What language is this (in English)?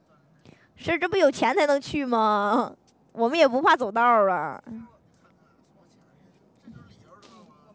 Chinese